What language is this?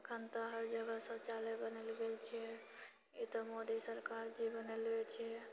Maithili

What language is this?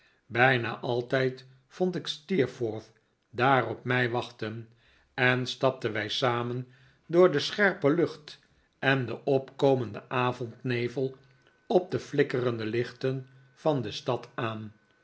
Dutch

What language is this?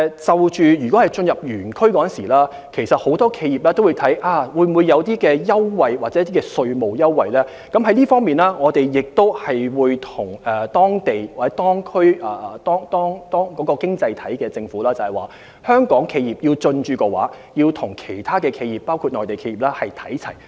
Cantonese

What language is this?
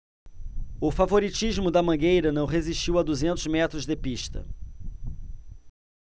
Portuguese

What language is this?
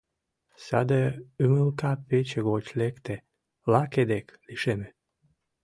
Mari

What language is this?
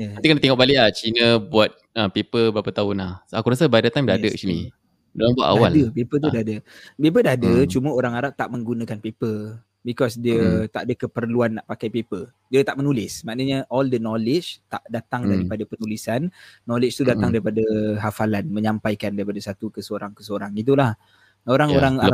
Malay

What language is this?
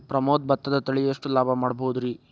Kannada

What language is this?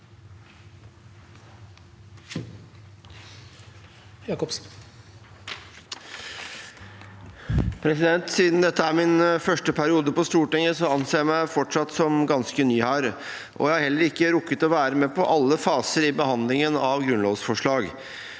Norwegian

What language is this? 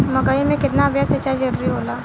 Bhojpuri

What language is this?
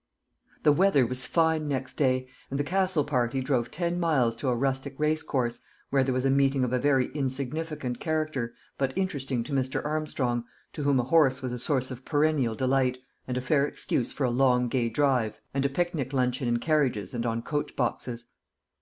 English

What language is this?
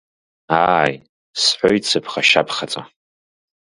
Abkhazian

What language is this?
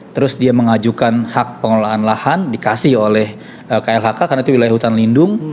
Indonesian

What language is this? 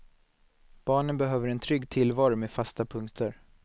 Swedish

